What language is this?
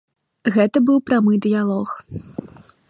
Belarusian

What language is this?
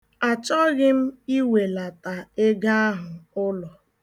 Igbo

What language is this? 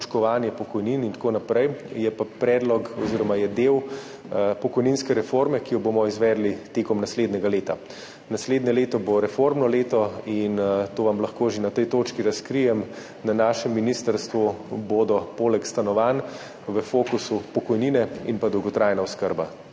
Slovenian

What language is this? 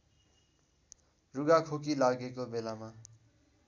Nepali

